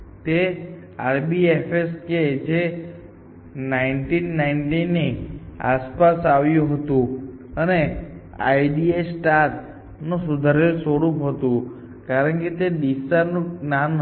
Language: Gujarati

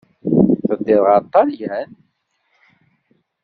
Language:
Kabyle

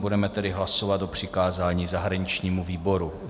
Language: Czech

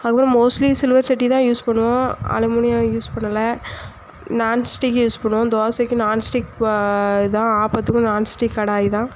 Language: Tamil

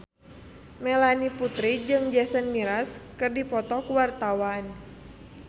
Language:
Sundanese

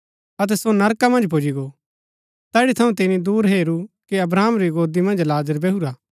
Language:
Gaddi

